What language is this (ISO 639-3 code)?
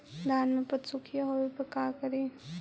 mag